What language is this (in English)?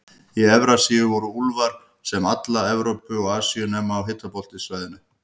Icelandic